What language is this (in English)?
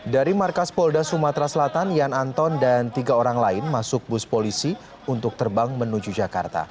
Indonesian